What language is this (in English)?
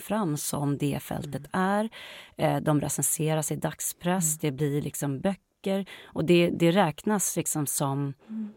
Swedish